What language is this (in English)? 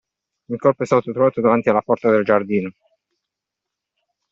Italian